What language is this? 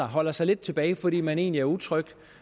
Danish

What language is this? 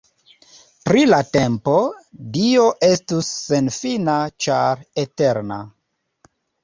Esperanto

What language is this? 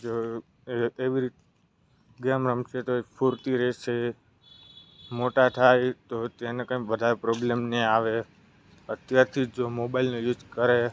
Gujarati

